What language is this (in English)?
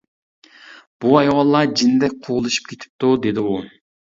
Uyghur